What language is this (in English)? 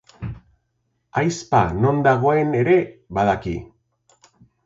Basque